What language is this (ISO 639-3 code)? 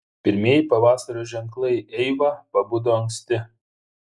lit